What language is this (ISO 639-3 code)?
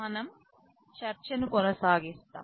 tel